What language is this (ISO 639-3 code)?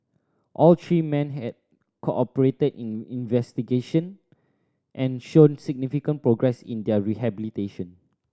eng